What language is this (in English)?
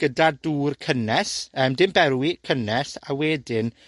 Welsh